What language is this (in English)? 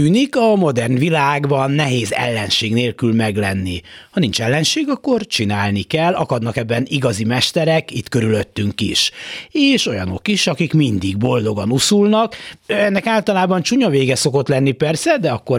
Hungarian